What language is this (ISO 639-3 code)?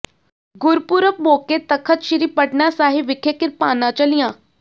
pan